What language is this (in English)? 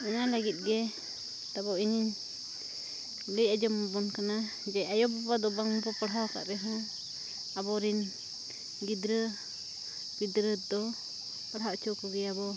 Santali